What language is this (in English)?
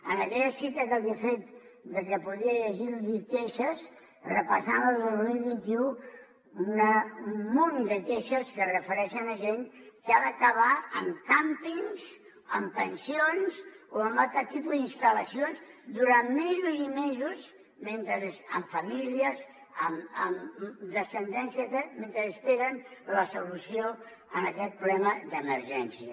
Catalan